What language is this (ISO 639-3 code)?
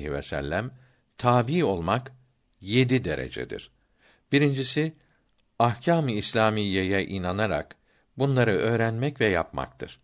tur